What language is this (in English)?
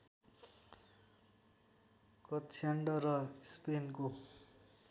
Nepali